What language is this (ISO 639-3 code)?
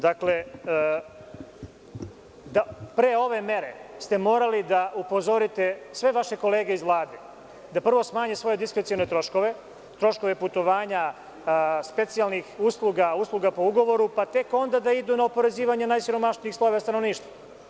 srp